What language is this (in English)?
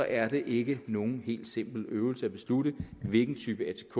Danish